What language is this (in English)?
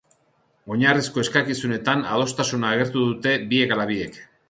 Basque